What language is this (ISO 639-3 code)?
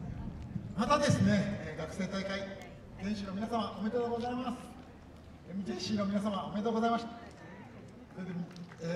jpn